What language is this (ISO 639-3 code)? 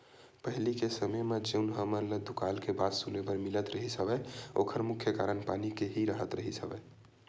hne